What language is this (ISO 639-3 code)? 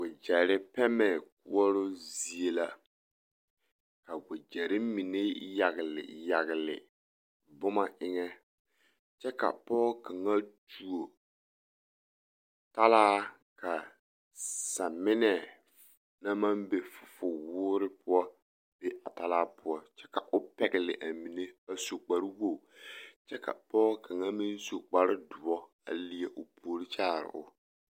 dga